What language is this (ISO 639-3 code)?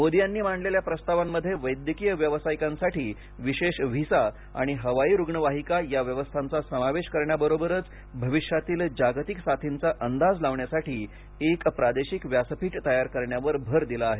mar